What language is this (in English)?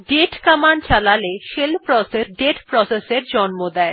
Bangla